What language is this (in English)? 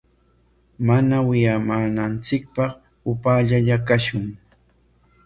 Corongo Ancash Quechua